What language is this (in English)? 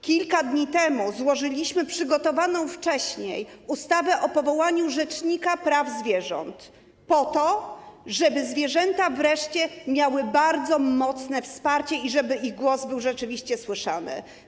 Polish